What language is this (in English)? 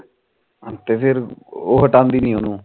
Punjabi